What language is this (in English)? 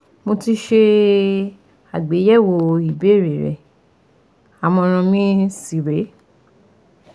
Yoruba